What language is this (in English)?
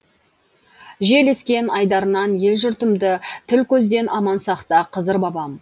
Kazakh